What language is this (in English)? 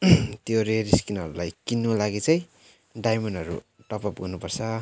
Nepali